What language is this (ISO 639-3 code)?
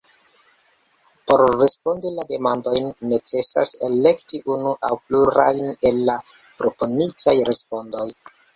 epo